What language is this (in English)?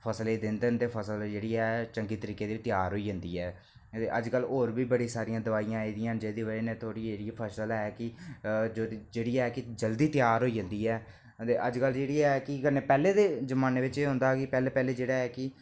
Dogri